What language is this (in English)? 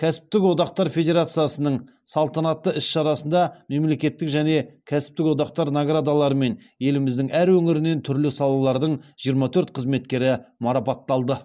Kazakh